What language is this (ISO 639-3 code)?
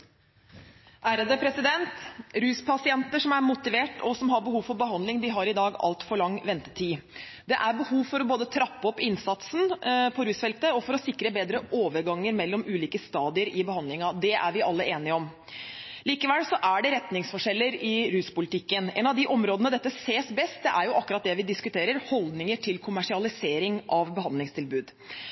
nob